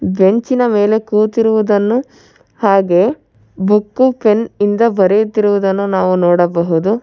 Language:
Kannada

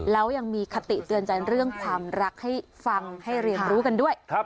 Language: Thai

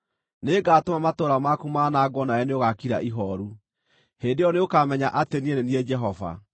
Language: Kikuyu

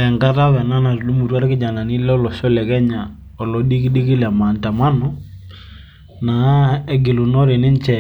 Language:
Masai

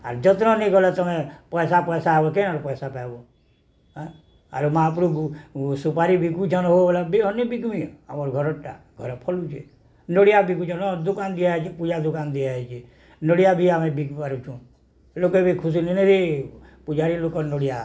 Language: Odia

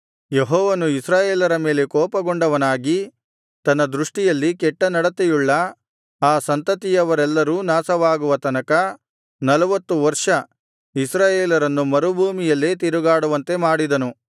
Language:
Kannada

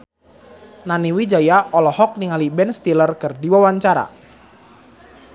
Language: Sundanese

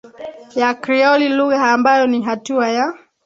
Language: Swahili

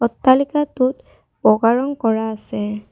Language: Assamese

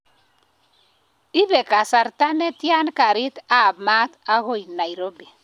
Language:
Kalenjin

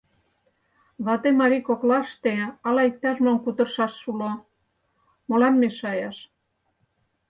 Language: Mari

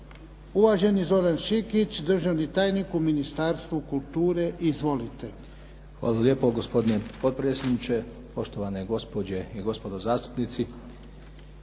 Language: Croatian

